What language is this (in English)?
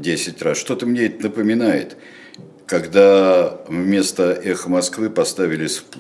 Russian